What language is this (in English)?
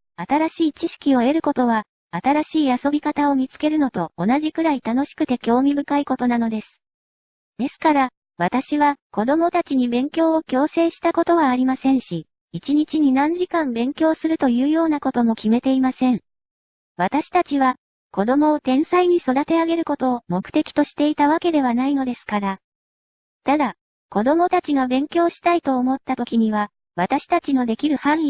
Japanese